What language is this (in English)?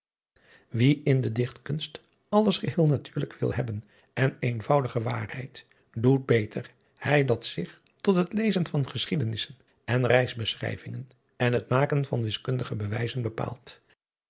Dutch